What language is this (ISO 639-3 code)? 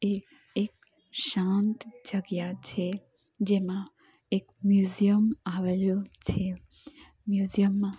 guj